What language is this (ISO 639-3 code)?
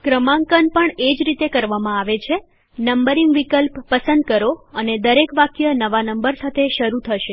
guj